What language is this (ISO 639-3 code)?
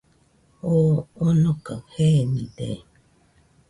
hux